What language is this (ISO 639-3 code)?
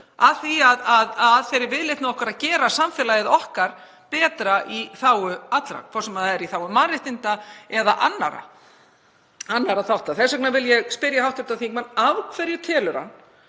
isl